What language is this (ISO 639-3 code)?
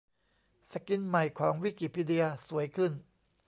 tha